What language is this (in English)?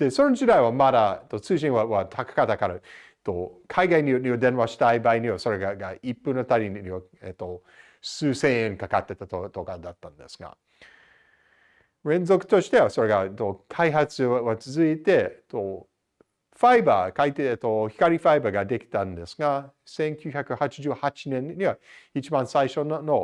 Japanese